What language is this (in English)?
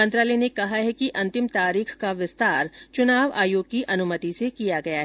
Hindi